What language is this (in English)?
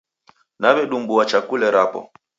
Taita